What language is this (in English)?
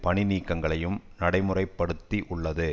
Tamil